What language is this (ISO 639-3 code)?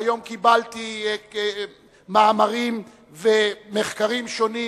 heb